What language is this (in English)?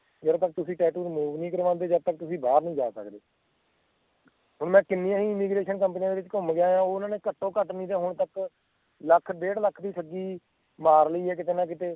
Punjabi